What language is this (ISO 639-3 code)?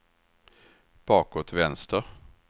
swe